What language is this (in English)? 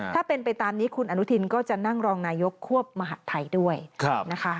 Thai